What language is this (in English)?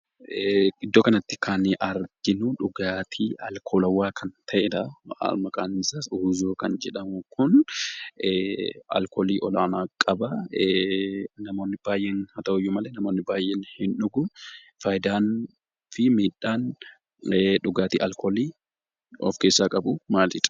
Oromo